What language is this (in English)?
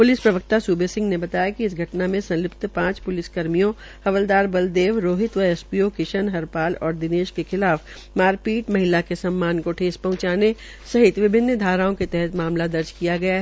Hindi